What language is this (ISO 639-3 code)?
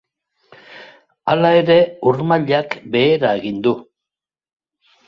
eus